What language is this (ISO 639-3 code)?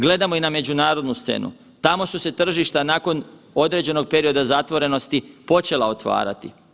hrv